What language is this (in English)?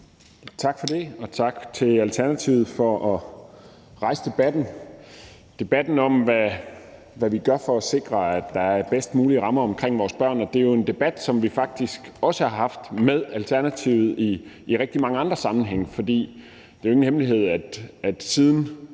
Danish